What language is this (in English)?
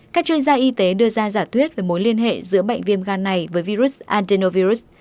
Vietnamese